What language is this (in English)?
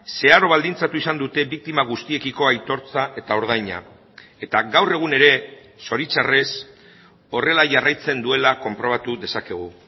Basque